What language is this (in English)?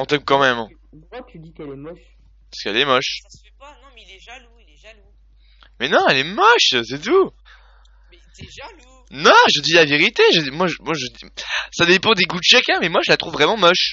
French